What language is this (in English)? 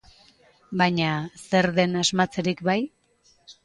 Basque